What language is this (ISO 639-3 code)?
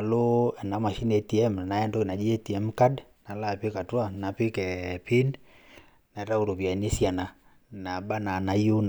mas